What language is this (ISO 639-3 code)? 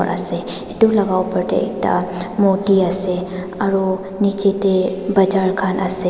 nag